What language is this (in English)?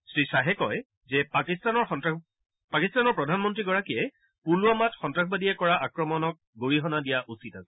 Assamese